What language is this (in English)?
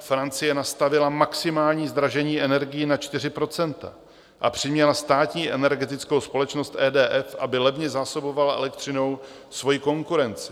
Czech